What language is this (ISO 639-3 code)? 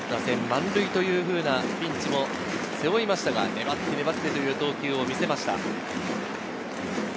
jpn